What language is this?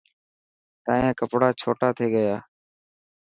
Dhatki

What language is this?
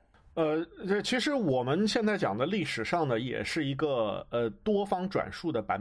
Chinese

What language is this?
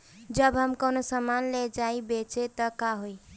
Bhojpuri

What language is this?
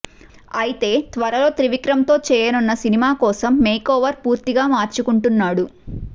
Telugu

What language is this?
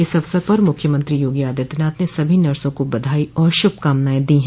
Hindi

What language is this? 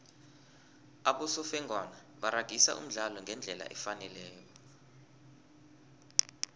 South Ndebele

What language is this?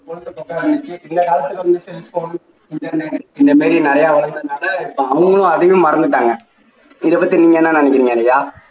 Tamil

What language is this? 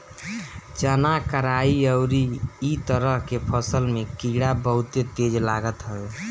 Bhojpuri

